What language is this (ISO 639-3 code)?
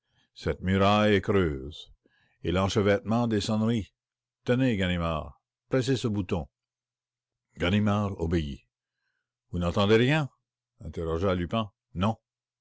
fra